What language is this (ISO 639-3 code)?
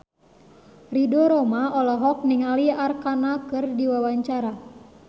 sun